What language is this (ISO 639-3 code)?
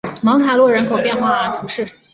zho